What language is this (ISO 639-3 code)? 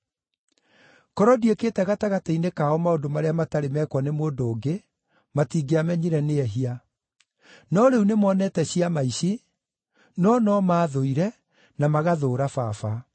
kik